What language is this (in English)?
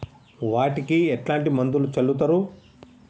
Telugu